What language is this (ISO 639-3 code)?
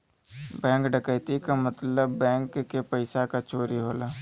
bho